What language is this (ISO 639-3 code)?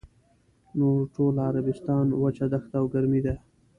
pus